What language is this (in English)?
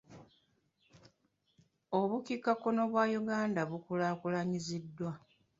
Ganda